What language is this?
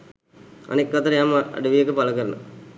Sinhala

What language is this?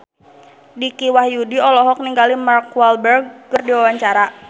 Sundanese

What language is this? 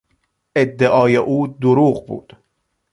Persian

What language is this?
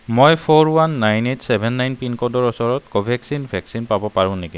Assamese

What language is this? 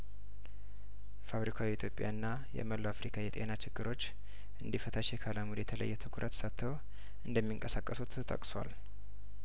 Amharic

